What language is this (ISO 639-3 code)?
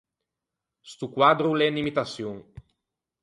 lij